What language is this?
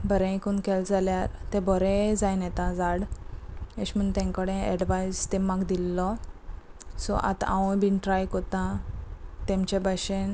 Konkani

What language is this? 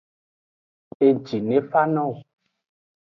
Aja (Benin)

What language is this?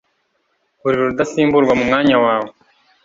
Kinyarwanda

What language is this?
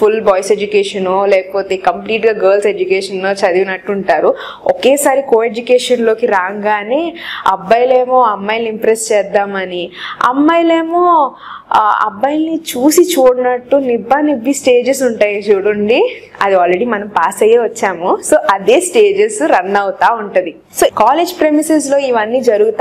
Romanian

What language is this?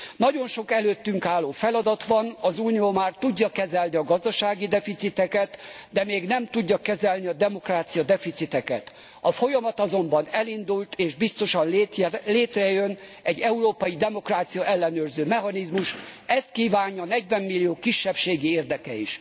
Hungarian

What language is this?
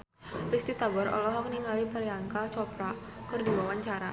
Sundanese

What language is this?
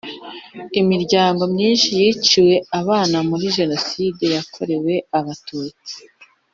Kinyarwanda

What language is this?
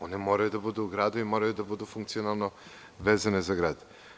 Serbian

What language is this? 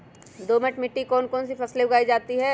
Magahi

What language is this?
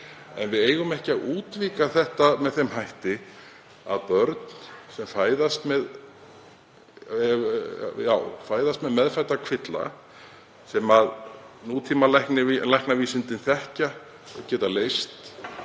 Icelandic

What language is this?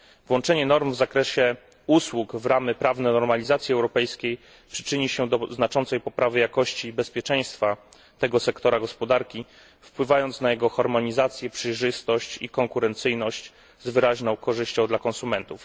Polish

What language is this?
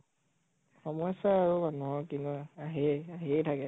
Assamese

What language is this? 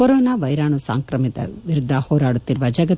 Kannada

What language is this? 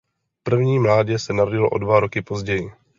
Czech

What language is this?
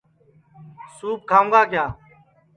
Sansi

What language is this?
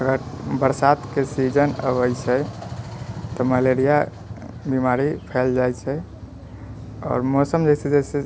Maithili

